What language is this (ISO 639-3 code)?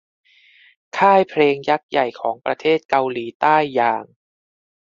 tha